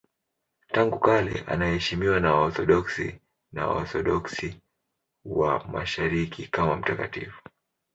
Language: Swahili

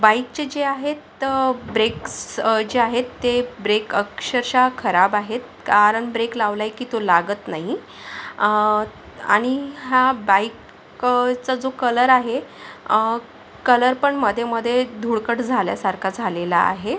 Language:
Marathi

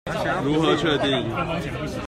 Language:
Chinese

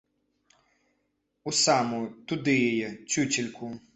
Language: Belarusian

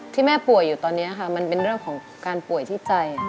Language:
Thai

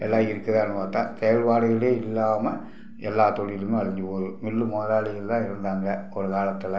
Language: Tamil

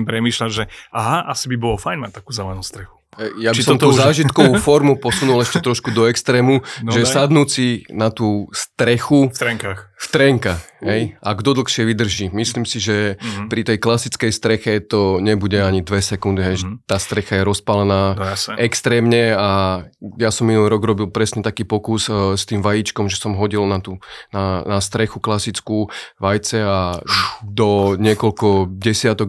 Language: Slovak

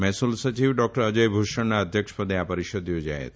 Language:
Gujarati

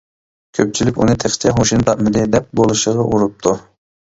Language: Uyghur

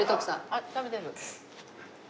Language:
Japanese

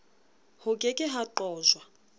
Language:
Southern Sotho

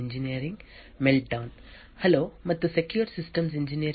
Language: Kannada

